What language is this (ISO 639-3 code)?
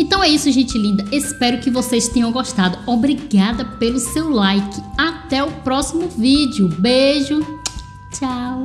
por